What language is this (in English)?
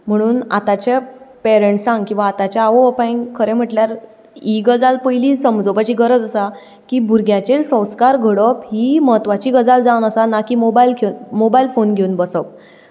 Konkani